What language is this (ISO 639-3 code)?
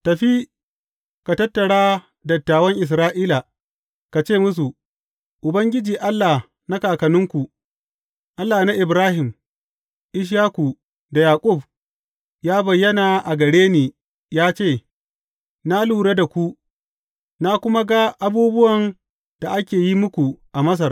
hau